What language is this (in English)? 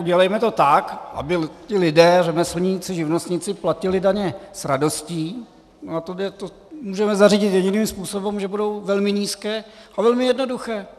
Czech